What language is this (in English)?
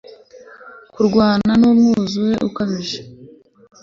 Kinyarwanda